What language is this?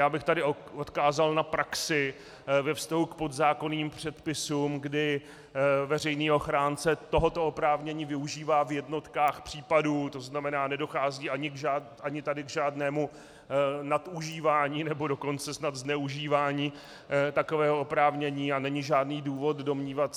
Czech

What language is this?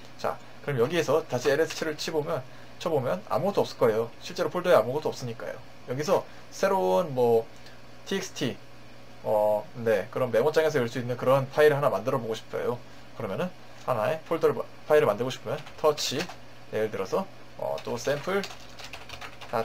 Korean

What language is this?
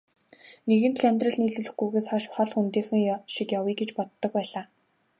Mongolian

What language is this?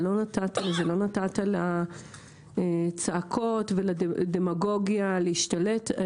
Hebrew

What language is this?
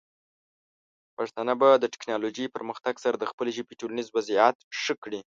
Pashto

